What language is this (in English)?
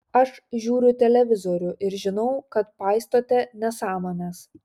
Lithuanian